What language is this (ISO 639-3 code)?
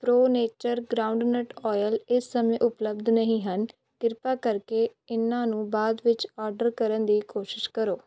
pan